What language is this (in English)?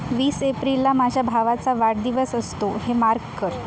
Marathi